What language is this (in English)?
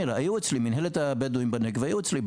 Hebrew